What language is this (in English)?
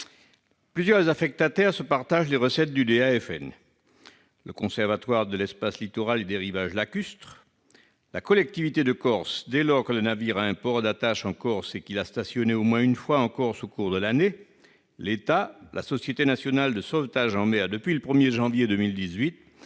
French